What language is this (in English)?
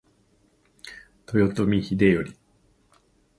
Japanese